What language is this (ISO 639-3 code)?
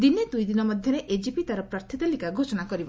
ori